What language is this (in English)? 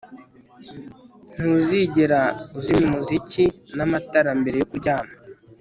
Kinyarwanda